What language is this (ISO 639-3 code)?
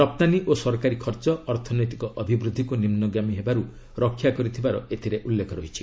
ori